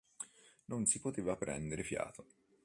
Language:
Italian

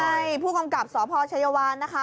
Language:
Thai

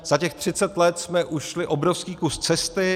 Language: Czech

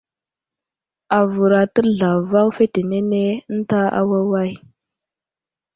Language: Wuzlam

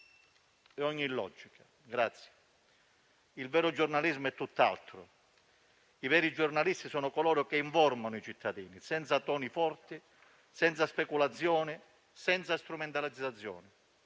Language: Italian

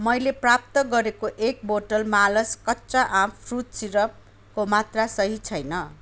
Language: Nepali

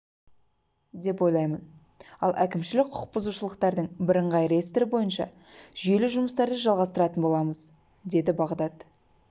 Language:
Kazakh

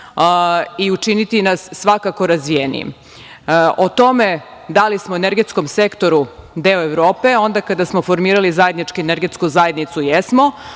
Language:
Serbian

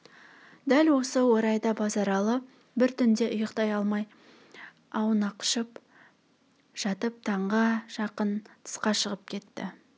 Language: Kazakh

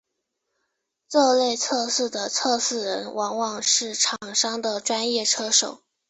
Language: Chinese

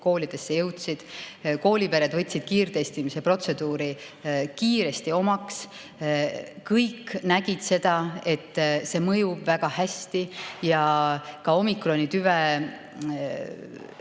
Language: Estonian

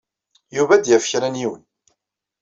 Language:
Kabyle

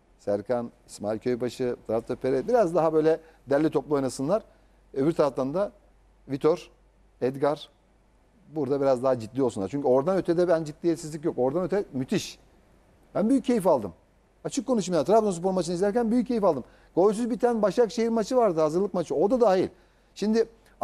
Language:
Turkish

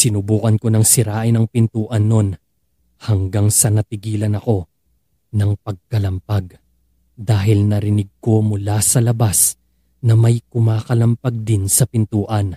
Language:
Filipino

